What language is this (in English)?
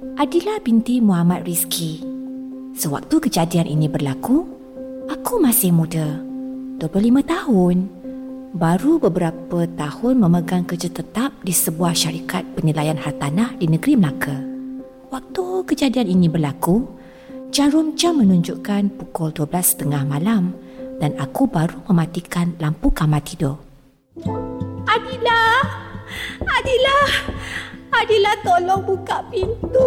Malay